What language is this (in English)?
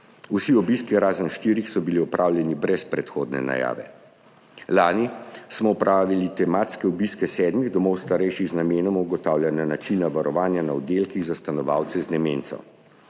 Slovenian